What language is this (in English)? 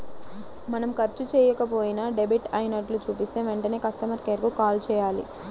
Telugu